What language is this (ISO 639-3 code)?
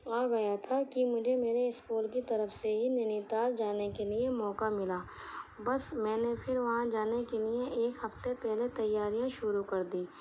urd